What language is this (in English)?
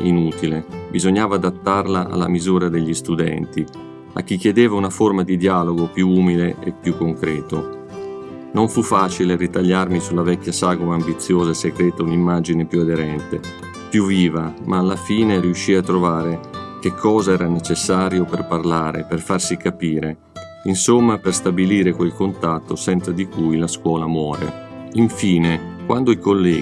Italian